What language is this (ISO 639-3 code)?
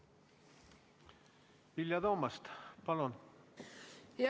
est